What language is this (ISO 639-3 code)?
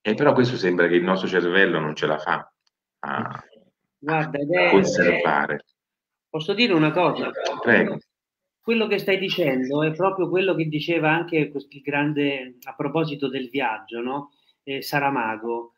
ita